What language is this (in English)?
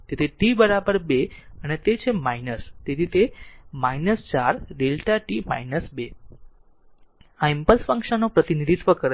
Gujarati